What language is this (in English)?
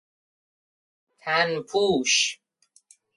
Persian